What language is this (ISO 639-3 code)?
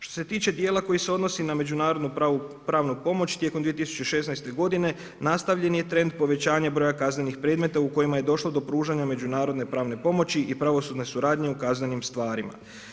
hrv